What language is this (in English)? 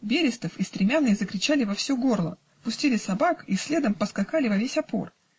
Russian